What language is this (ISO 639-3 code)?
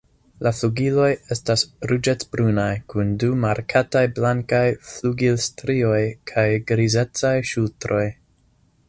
epo